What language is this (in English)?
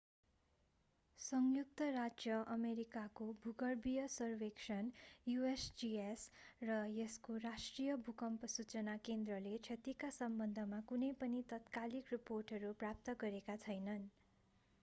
Nepali